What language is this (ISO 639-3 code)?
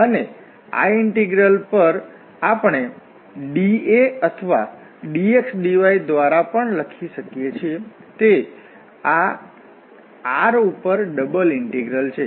guj